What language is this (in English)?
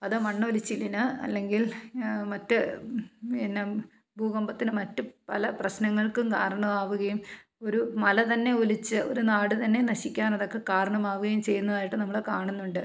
Malayalam